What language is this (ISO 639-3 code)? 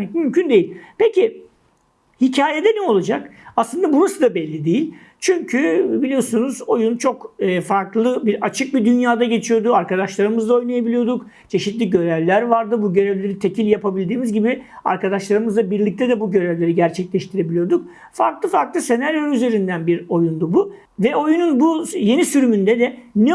tur